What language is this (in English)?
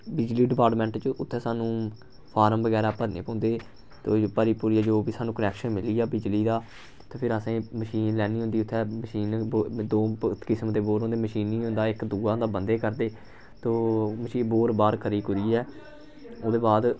Dogri